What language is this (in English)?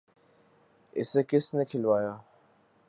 Urdu